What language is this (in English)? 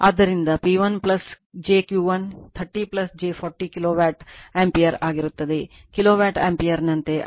Kannada